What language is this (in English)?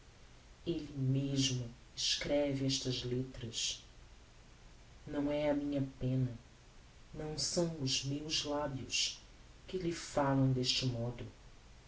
Portuguese